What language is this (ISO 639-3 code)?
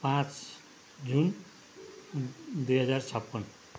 nep